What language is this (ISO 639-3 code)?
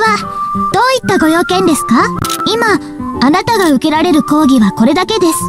jpn